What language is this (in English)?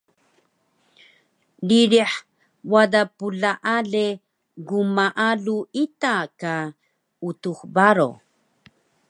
Taroko